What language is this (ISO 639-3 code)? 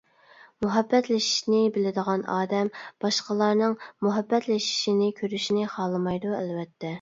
uig